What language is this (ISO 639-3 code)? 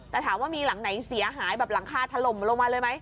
tha